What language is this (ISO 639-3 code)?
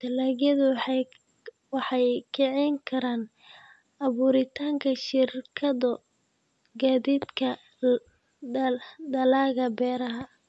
som